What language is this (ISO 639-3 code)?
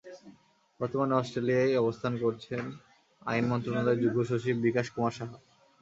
ben